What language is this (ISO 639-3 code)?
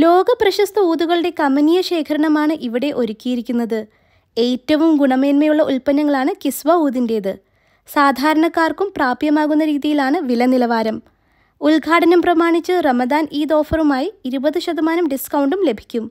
mal